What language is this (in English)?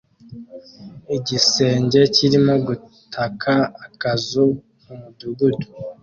Kinyarwanda